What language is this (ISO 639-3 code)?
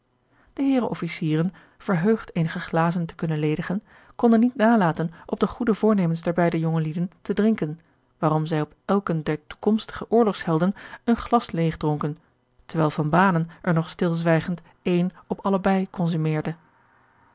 nld